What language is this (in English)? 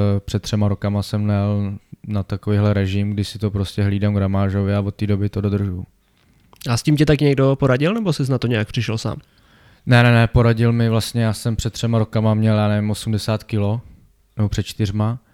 Czech